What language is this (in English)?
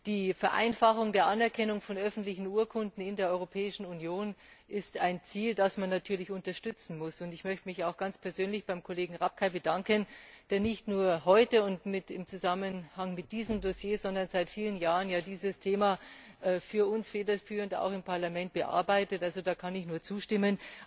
German